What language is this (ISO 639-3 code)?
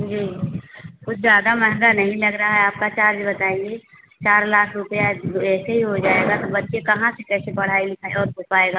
hin